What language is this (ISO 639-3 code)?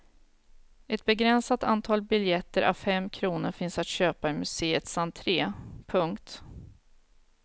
swe